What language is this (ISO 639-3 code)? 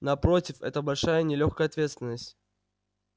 rus